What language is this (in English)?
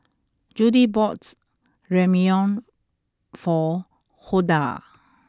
English